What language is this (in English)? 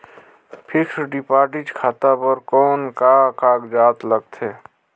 Chhattisgarhi